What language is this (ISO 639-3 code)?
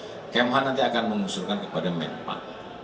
ind